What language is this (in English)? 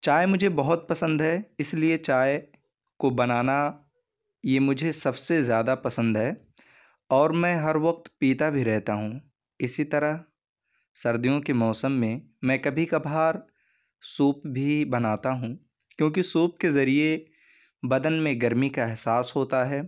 Urdu